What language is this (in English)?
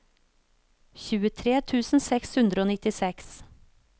Norwegian